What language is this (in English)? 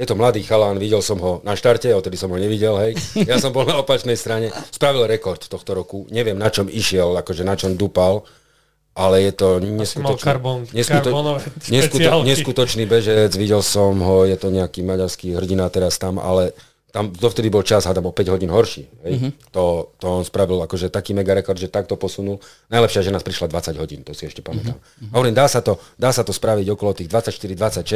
Slovak